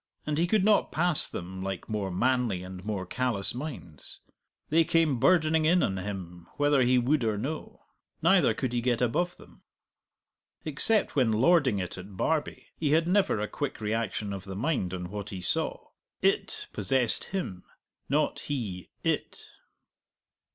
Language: English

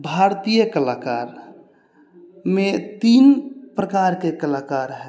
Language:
Maithili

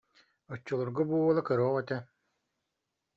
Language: Yakut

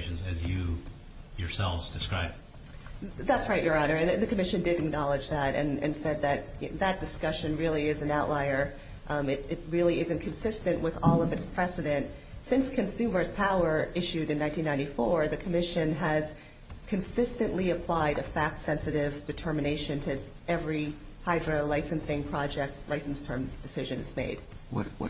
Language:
English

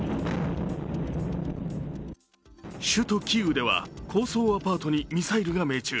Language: Japanese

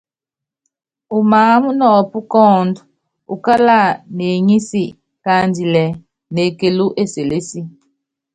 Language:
Yangben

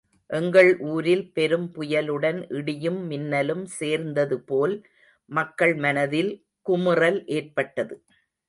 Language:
Tamil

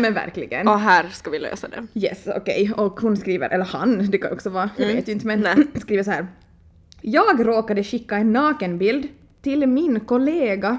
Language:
Swedish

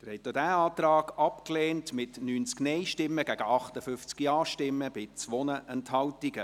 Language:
Swiss German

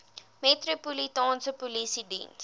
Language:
Afrikaans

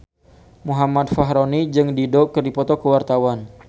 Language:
Sundanese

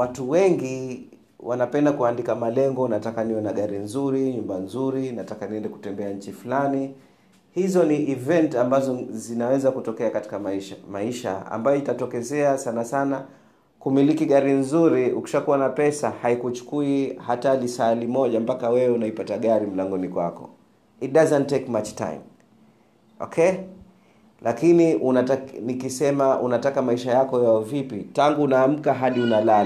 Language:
Swahili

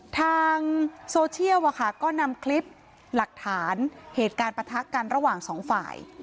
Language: Thai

